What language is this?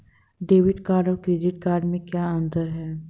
Hindi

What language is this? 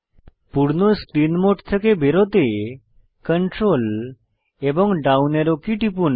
Bangla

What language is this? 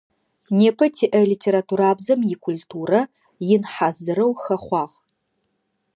Adyghe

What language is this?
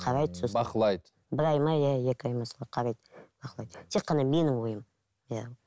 Kazakh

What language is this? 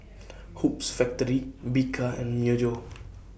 English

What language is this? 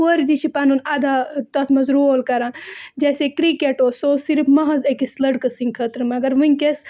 Kashmiri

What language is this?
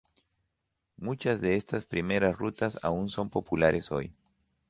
Spanish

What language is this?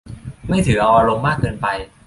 Thai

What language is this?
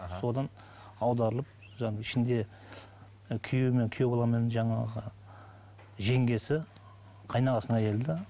Kazakh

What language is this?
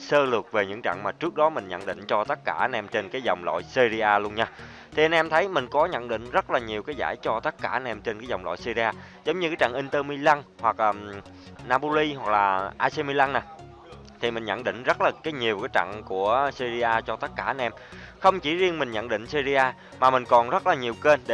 Vietnamese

